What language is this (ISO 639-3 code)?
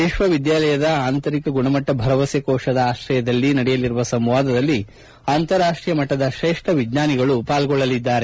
kan